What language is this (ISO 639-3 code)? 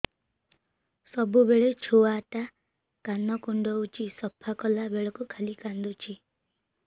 ori